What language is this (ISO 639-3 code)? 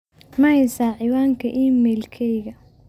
som